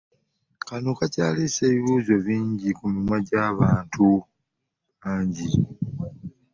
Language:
Ganda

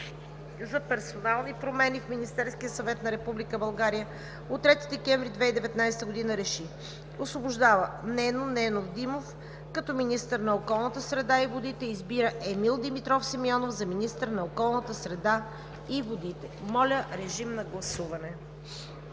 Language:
Bulgarian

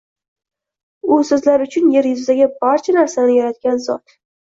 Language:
Uzbek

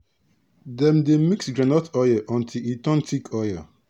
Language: Nigerian Pidgin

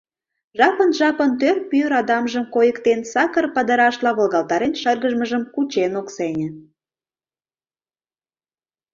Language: Mari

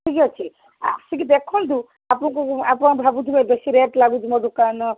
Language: Odia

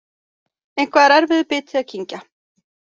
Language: Icelandic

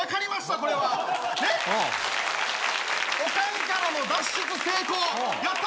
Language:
Japanese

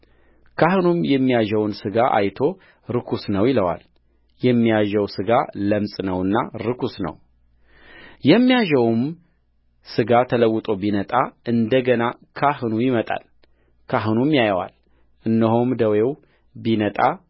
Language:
Amharic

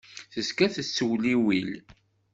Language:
Kabyle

